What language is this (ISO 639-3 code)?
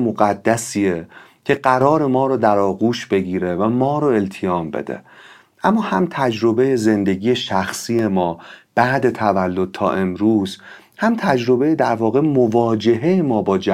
fas